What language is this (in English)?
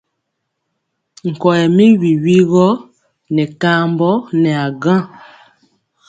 Mpiemo